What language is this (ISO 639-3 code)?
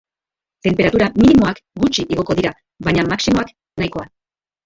eus